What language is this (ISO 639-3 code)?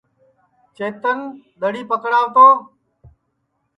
ssi